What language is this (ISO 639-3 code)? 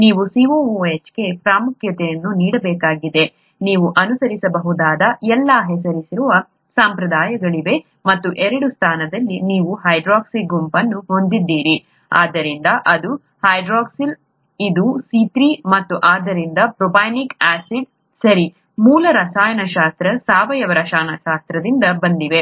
kan